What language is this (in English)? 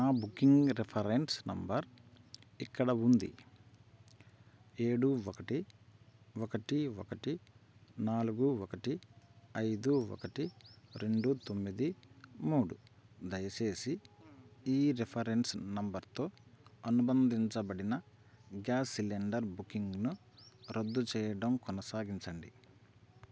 Telugu